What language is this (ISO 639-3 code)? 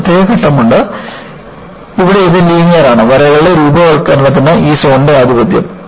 mal